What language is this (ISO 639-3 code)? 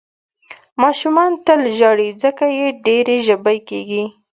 pus